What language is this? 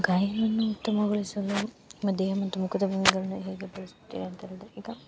Kannada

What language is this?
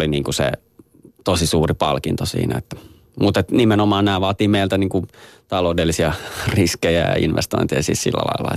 Finnish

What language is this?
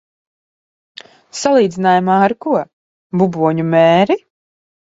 Latvian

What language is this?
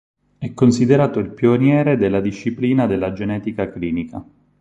Italian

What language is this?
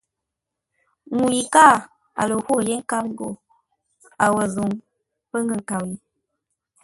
Ngombale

